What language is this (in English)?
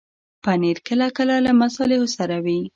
Pashto